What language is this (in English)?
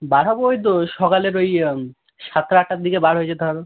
Bangla